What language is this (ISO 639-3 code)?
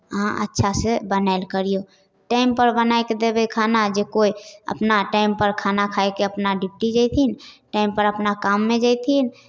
mai